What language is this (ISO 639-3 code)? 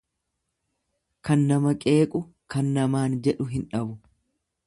orm